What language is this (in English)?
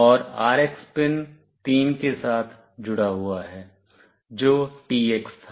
Hindi